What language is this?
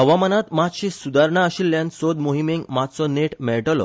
Konkani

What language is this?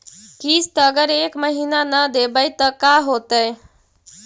Magahi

